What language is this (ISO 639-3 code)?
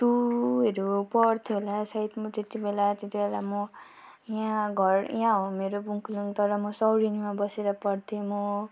nep